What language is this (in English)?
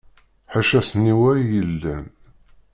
Kabyle